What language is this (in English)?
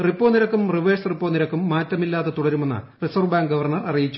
Malayalam